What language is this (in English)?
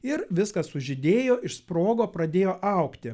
Lithuanian